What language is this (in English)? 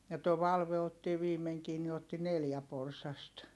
Finnish